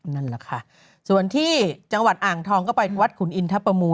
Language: Thai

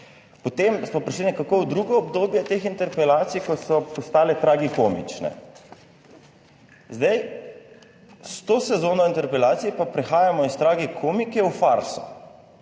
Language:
Slovenian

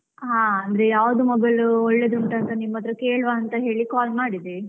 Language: Kannada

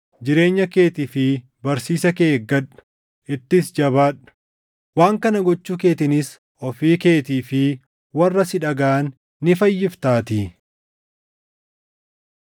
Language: Oromo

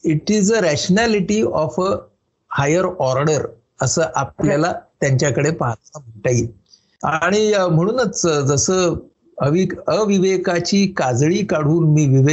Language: Marathi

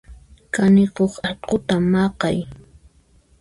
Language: Puno Quechua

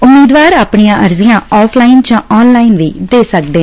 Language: Punjabi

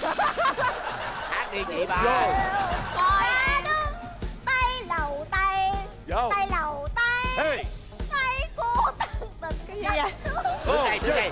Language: Vietnamese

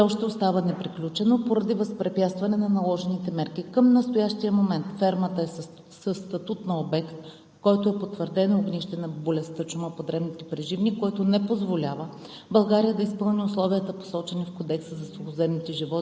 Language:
Bulgarian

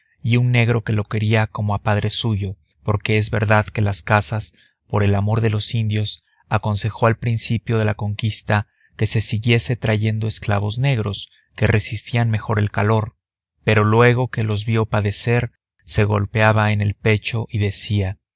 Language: Spanish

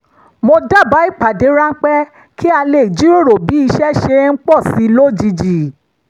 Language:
Yoruba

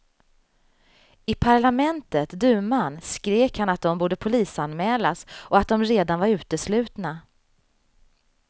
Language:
Swedish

